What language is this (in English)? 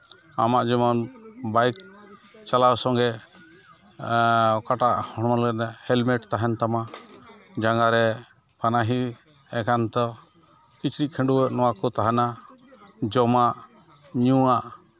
Santali